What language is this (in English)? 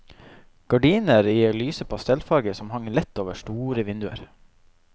Norwegian